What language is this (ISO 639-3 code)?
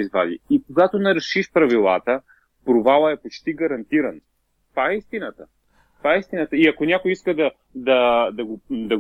bul